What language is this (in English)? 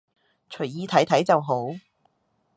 Cantonese